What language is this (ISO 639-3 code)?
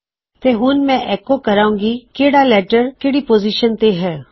pan